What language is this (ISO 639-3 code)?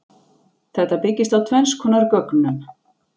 isl